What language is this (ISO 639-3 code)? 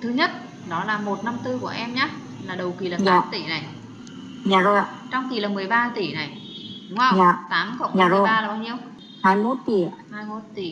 vie